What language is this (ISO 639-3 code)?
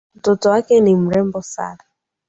swa